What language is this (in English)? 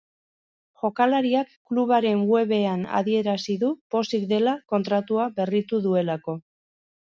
Basque